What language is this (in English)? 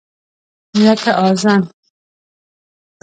Pashto